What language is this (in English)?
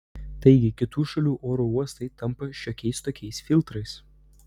Lithuanian